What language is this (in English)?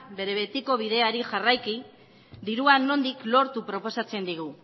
Basque